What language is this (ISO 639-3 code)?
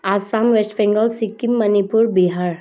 nep